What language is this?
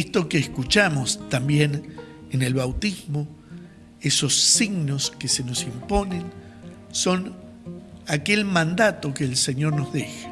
Spanish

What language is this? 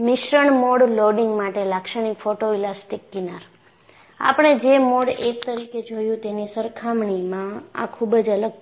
Gujarati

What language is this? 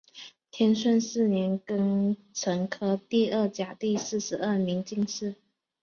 Chinese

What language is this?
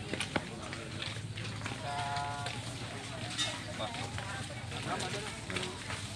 Indonesian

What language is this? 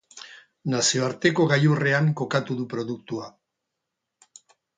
Basque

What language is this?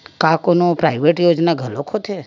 Chhattisgarhi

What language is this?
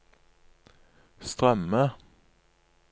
Norwegian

